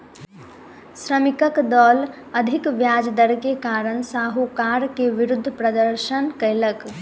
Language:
Maithili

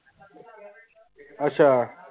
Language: Punjabi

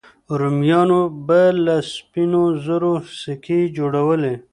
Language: Pashto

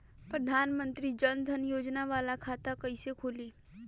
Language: Bhojpuri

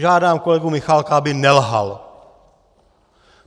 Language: Czech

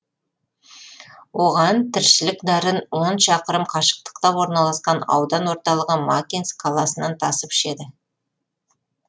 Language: Kazakh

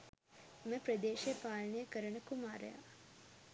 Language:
Sinhala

